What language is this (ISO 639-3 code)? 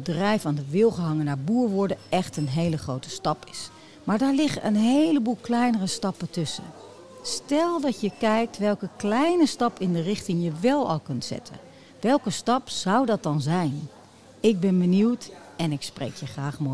nld